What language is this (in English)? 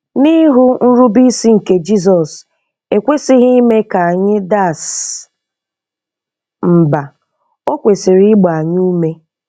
Igbo